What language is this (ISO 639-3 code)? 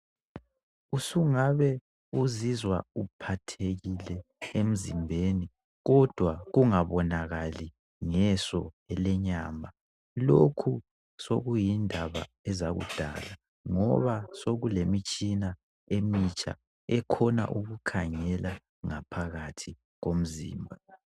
nde